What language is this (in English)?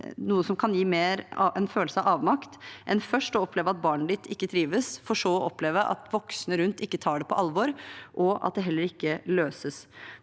Norwegian